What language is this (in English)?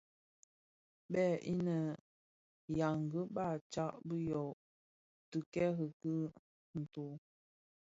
Bafia